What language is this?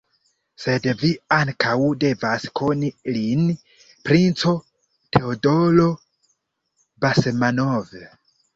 Esperanto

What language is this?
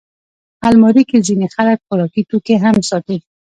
Pashto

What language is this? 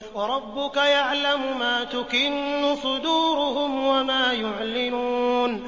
Arabic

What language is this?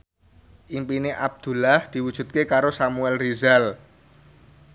Javanese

